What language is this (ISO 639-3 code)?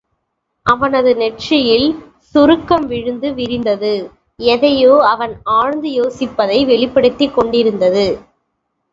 tam